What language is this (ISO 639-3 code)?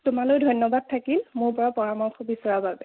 asm